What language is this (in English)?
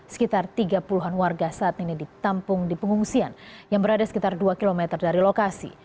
Indonesian